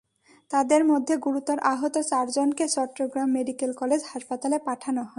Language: Bangla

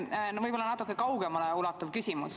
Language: Estonian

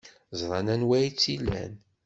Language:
Kabyle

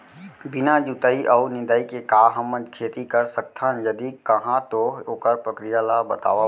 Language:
Chhattisgarhi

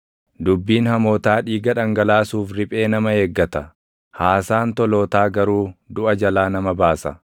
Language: Oromo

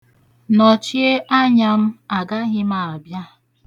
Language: Igbo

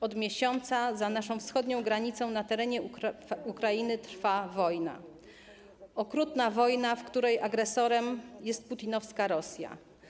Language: Polish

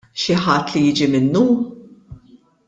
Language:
Maltese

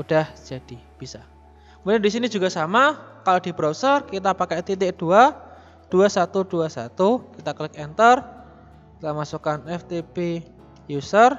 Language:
Indonesian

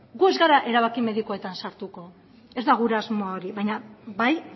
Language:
Basque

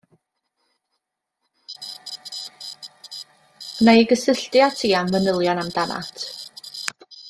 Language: Welsh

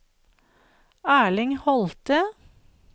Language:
Norwegian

